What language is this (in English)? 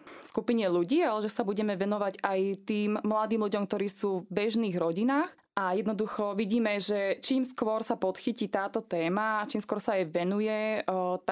Slovak